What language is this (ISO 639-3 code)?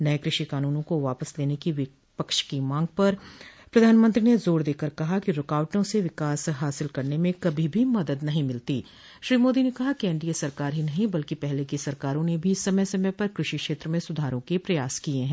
hin